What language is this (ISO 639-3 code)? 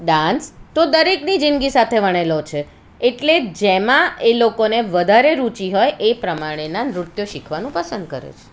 guj